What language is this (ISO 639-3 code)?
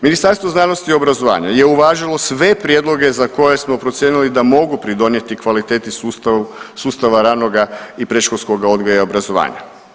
hrv